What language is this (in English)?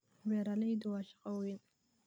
Somali